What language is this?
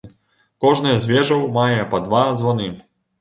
Belarusian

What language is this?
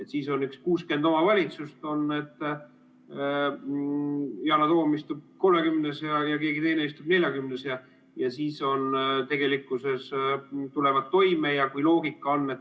Estonian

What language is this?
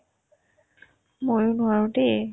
Assamese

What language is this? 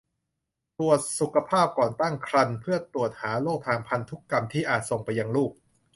Thai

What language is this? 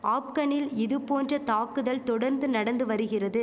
Tamil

